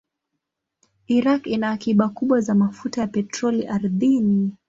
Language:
Swahili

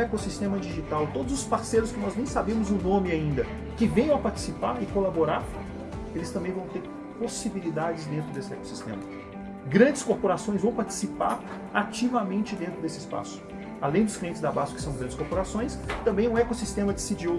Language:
Portuguese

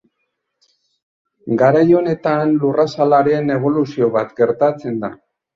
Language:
Basque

